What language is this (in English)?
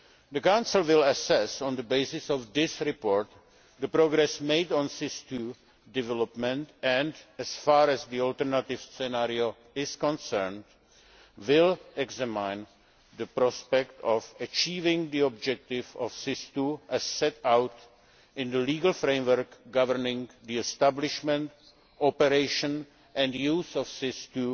English